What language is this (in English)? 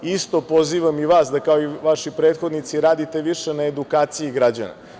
Serbian